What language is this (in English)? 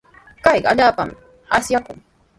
Sihuas Ancash Quechua